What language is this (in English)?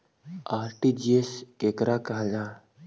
Magahi